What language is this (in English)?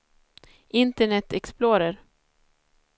Swedish